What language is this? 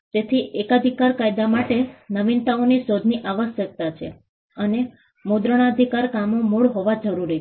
Gujarati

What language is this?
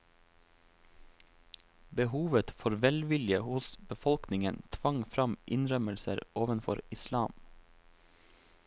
Norwegian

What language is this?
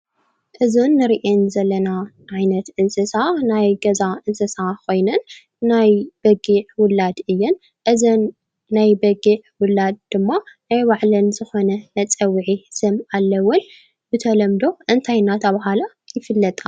Tigrinya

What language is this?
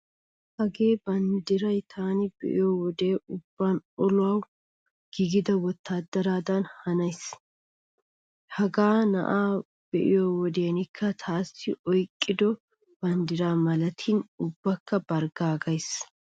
Wolaytta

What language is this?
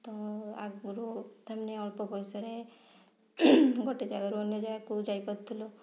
Odia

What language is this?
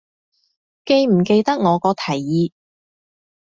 Cantonese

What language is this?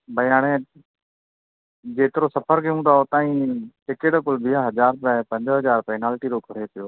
Sindhi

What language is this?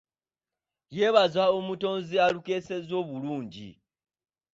Ganda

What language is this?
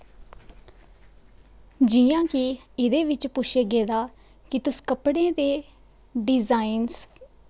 Dogri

